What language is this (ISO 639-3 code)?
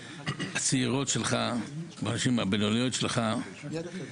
heb